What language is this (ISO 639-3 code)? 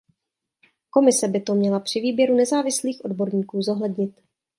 ces